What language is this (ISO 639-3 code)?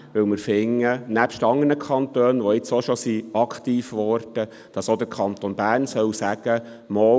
gsw